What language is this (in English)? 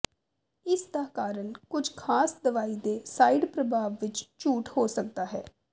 Punjabi